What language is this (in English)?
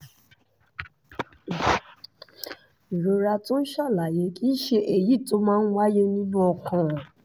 Yoruba